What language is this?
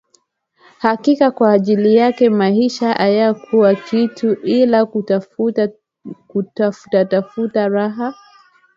Swahili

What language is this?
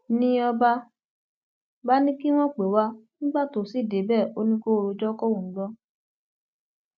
Yoruba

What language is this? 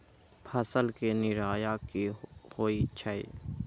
Magahi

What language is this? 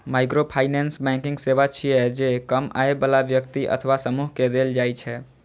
Maithili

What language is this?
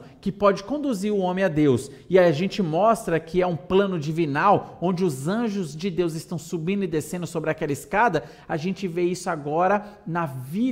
Portuguese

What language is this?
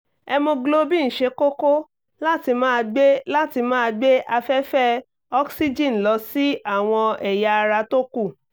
Yoruba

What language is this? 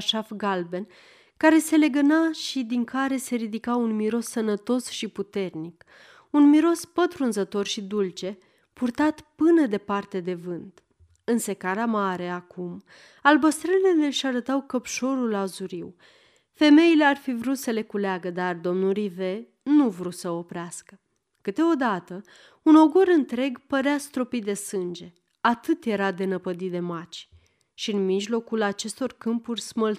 Romanian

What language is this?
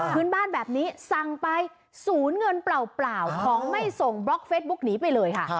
Thai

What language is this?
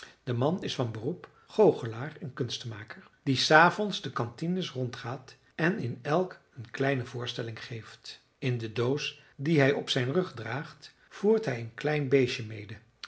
Dutch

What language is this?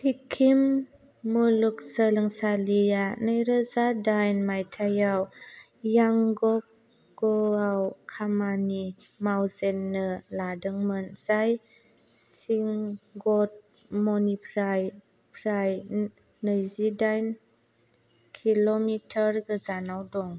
Bodo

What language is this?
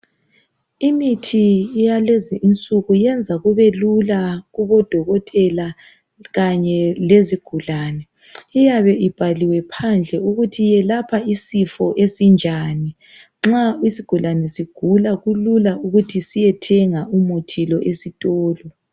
North Ndebele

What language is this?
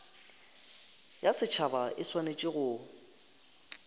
Northern Sotho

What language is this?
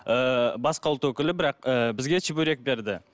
Kazakh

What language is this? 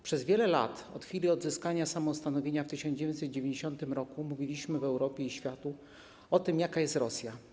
Polish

